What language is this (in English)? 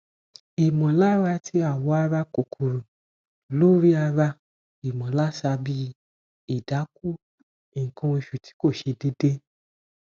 Yoruba